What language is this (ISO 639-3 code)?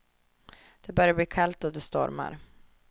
swe